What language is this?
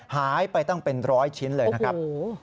Thai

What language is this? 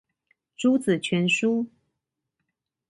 Chinese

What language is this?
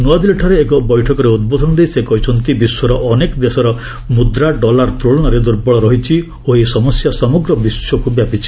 Odia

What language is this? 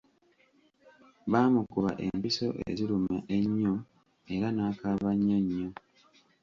Ganda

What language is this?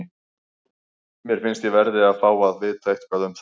Icelandic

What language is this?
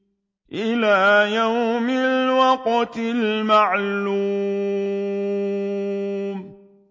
Arabic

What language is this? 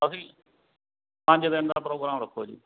Punjabi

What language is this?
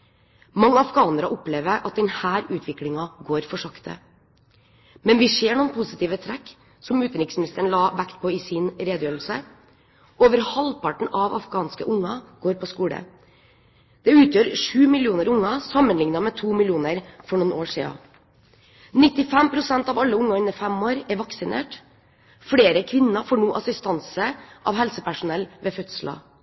Norwegian Bokmål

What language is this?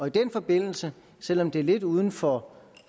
Danish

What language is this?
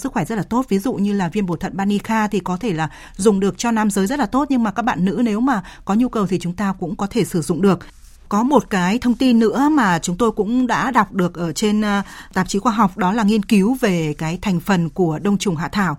Vietnamese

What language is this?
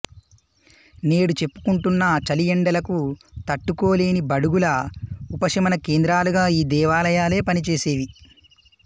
Telugu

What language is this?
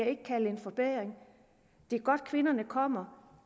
Danish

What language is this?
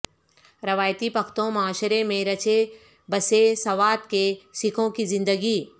Urdu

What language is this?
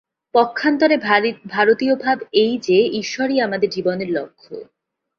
Bangla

